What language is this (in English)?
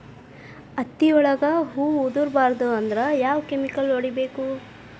Kannada